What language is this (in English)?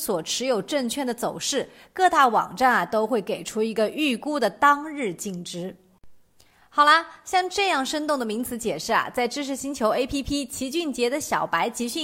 Chinese